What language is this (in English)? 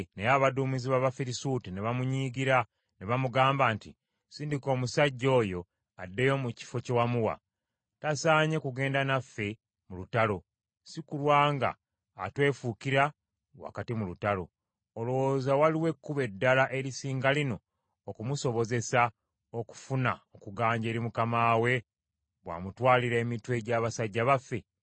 Ganda